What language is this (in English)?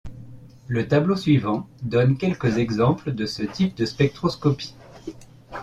French